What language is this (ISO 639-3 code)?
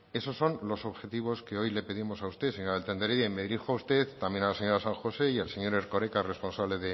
spa